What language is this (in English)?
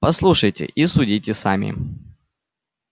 Russian